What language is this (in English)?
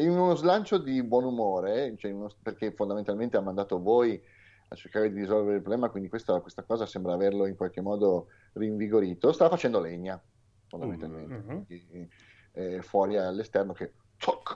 Italian